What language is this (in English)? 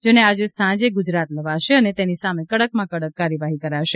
Gujarati